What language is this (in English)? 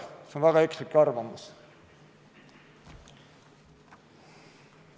Estonian